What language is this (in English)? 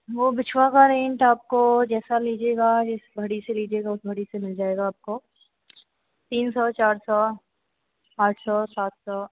Hindi